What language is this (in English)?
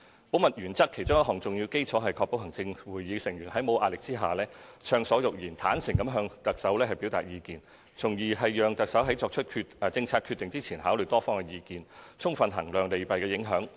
Cantonese